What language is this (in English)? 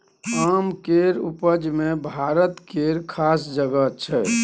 Maithili